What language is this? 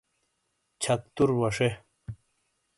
Shina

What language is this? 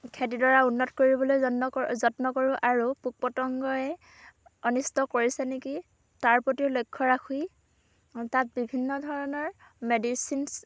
Assamese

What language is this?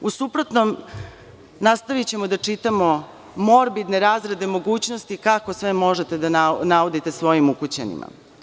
Serbian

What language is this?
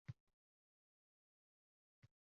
Uzbek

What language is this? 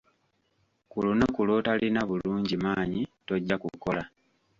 Ganda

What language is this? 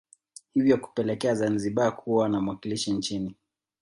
Swahili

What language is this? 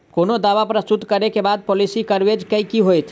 Maithili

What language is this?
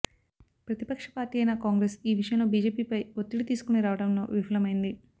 Telugu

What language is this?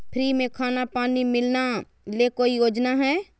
Magahi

